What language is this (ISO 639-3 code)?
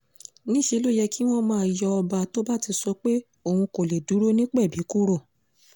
yor